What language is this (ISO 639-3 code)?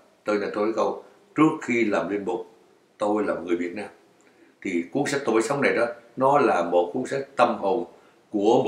vie